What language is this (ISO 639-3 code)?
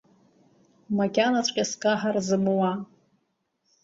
abk